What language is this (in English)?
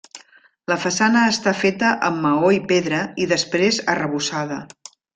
Catalan